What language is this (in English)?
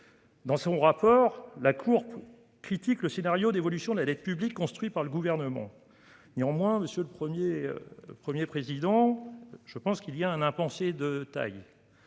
French